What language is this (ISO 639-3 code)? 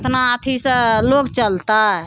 mai